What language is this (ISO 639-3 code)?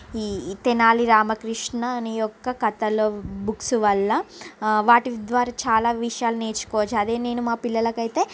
tel